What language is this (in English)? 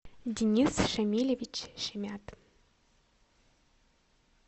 Russian